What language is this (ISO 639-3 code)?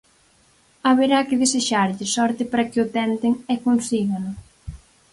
glg